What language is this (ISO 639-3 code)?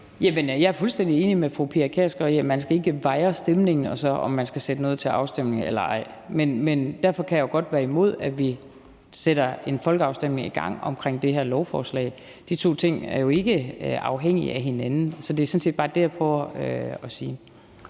dan